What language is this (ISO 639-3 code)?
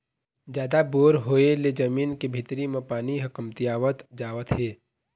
hne